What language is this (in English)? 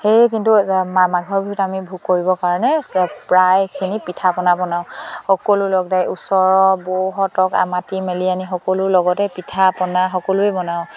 Assamese